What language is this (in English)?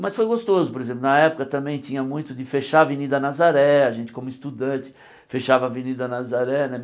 Portuguese